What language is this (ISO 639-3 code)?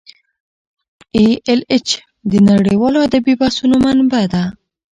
pus